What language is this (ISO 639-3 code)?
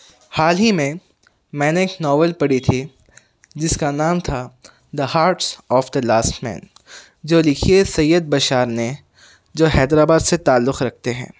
urd